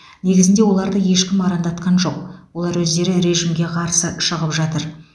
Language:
Kazakh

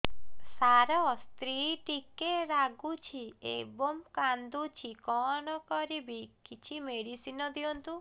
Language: Odia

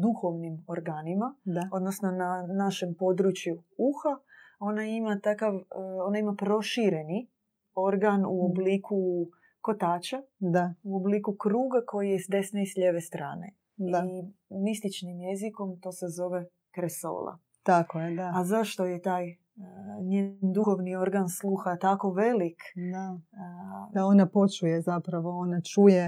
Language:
Croatian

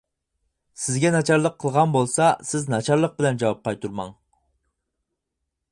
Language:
Uyghur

